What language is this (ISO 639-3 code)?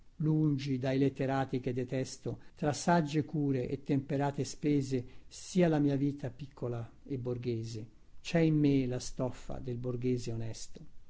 ita